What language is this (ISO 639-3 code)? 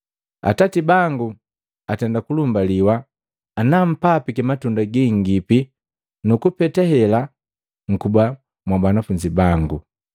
mgv